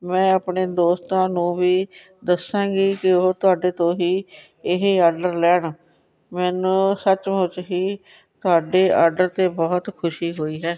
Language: Punjabi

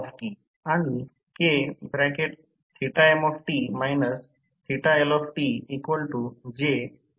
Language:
Marathi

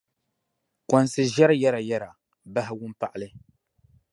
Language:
Dagbani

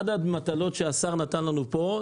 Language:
Hebrew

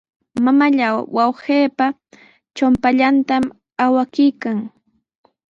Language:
Sihuas Ancash Quechua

